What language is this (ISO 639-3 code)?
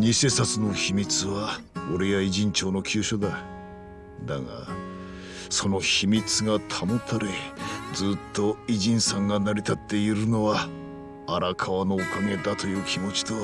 jpn